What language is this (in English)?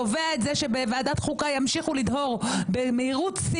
Hebrew